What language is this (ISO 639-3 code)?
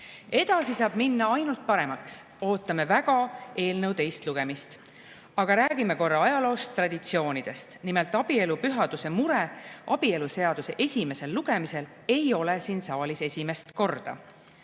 est